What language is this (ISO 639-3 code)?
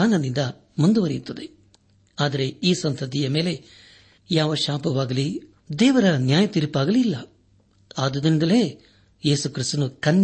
kan